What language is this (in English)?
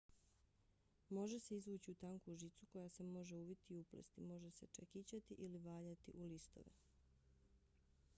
Bosnian